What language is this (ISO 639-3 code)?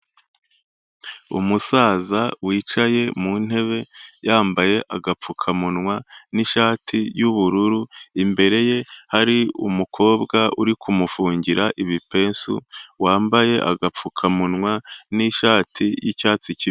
kin